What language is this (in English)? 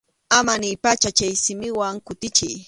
Arequipa-La Unión Quechua